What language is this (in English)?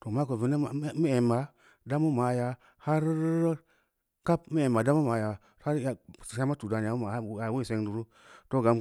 Samba Leko